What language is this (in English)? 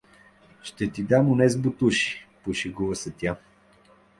Bulgarian